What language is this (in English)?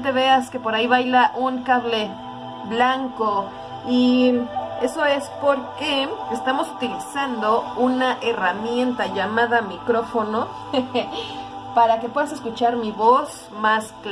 Spanish